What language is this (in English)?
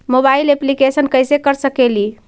Magahi